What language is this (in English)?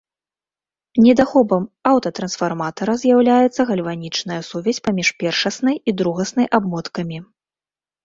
Belarusian